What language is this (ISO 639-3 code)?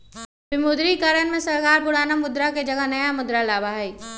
mag